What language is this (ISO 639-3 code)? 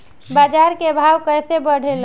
bho